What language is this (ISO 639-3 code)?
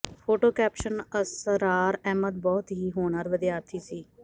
pan